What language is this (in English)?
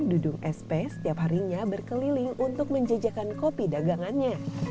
Indonesian